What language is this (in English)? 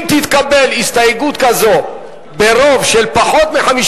Hebrew